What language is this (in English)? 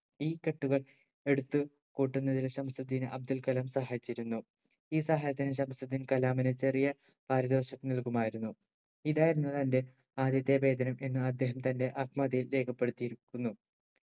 Malayalam